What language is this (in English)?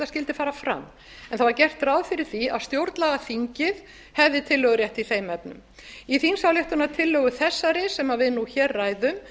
Icelandic